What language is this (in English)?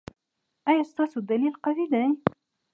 Pashto